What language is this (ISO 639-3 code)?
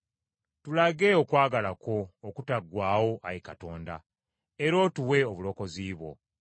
lug